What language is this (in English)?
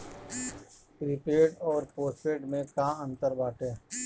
Bhojpuri